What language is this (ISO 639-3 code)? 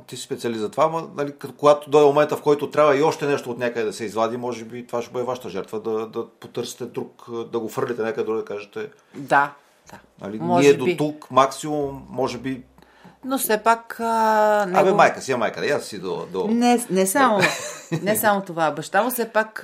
bul